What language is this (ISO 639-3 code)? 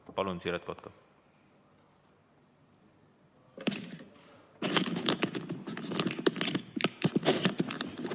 est